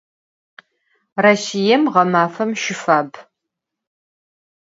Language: Adyghe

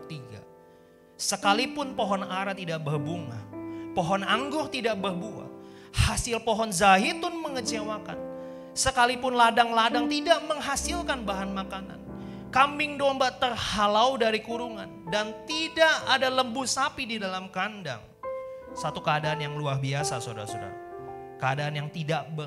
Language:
Indonesian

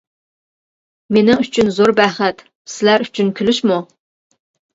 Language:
Uyghur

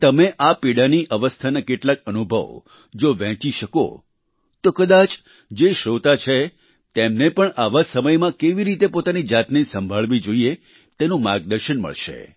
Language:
Gujarati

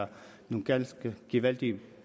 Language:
Danish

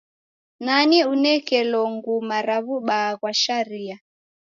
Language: Taita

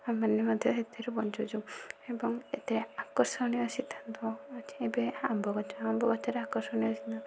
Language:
Odia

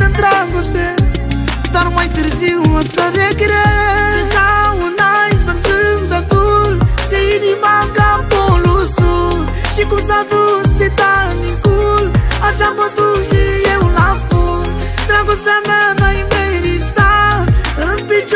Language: Romanian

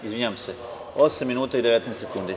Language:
Serbian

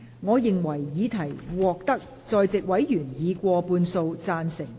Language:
Cantonese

